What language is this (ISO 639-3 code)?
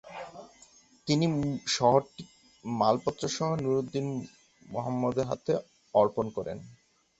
ben